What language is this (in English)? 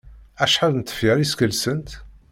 Kabyle